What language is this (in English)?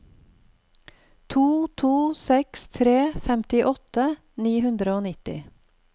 Norwegian